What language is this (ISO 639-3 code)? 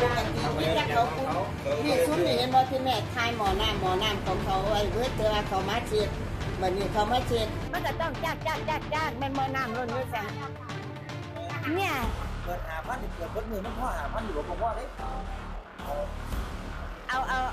tha